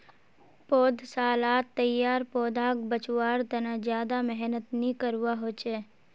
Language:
Magahi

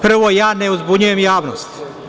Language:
Serbian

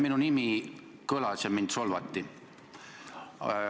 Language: Estonian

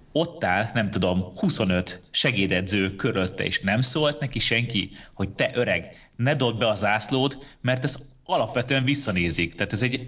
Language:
Hungarian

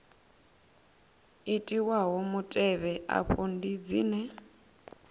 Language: Venda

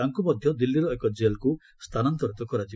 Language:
Odia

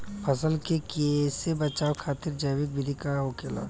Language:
Bhojpuri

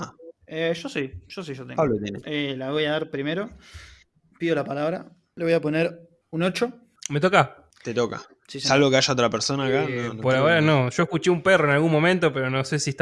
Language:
Spanish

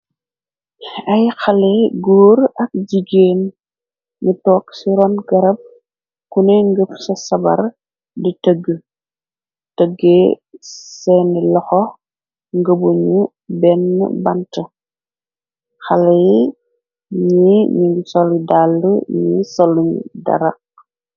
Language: Wolof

